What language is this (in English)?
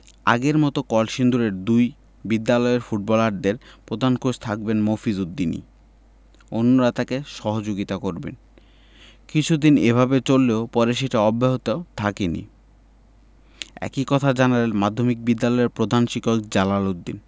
Bangla